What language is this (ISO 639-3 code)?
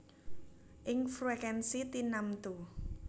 jav